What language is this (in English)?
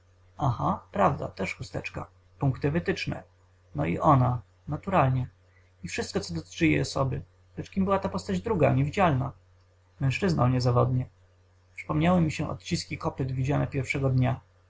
Polish